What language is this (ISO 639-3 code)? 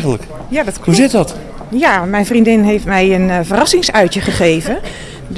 nld